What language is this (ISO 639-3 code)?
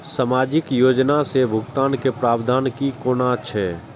mai